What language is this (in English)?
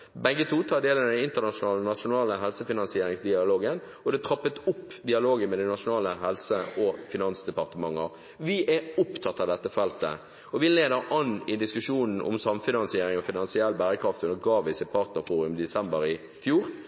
Norwegian Bokmål